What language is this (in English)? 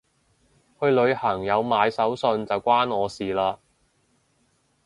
Cantonese